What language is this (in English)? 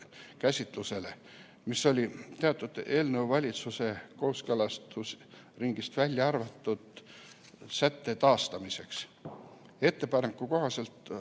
Estonian